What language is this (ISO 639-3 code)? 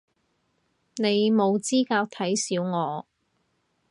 yue